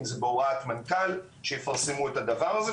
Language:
Hebrew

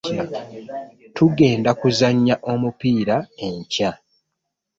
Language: Ganda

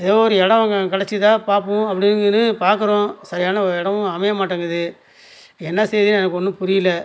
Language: Tamil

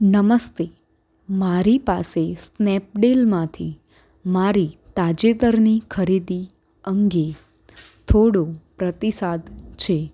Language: Gujarati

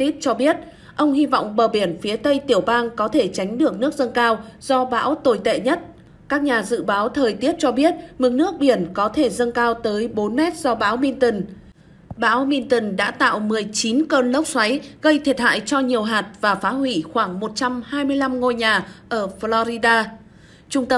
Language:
Vietnamese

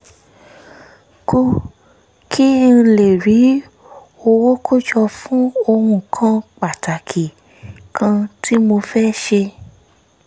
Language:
Yoruba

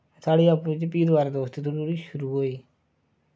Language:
Dogri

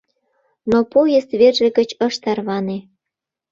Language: Mari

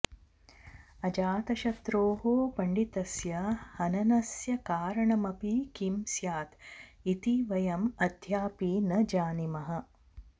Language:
Sanskrit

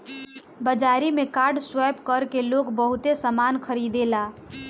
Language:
Bhojpuri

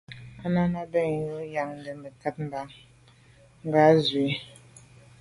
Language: Medumba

